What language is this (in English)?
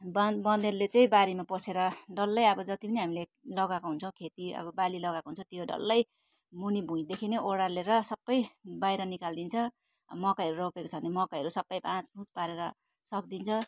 Nepali